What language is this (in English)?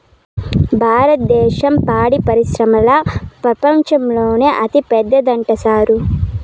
Telugu